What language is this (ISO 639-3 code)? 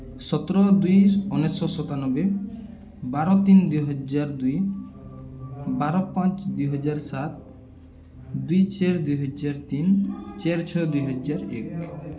ori